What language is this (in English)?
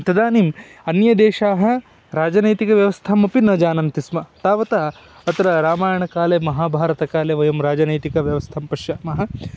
Sanskrit